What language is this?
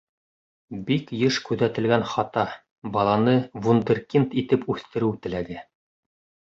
Bashkir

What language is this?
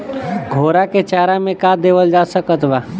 Bhojpuri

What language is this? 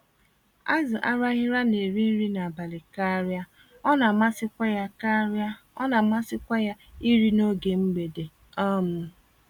Igbo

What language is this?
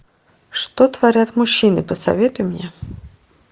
Russian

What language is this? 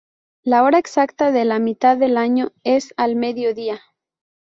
Spanish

